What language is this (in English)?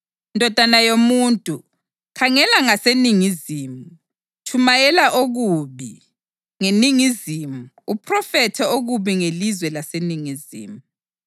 North Ndebele